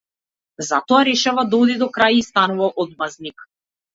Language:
Macedonian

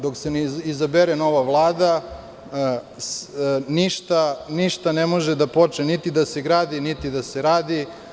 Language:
Serbian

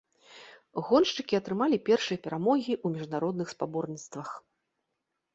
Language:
Belarusian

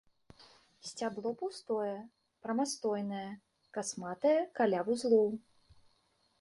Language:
Belarusian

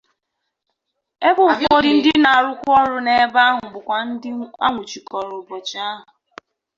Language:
Igbo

